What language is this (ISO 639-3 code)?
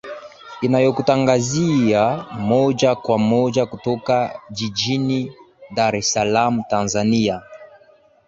swa